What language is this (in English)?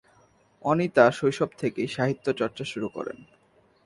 Bangla